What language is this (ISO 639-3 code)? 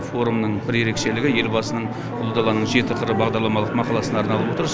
kaz